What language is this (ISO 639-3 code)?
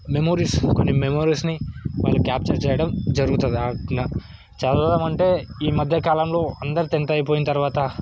tel